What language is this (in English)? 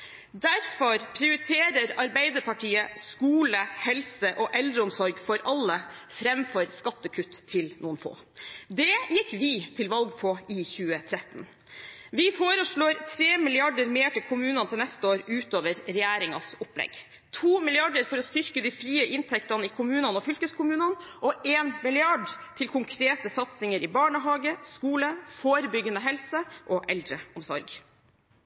Norwegian Bokmål